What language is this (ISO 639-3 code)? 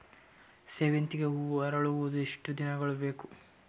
kan